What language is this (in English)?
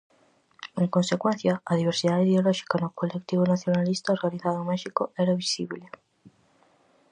Galician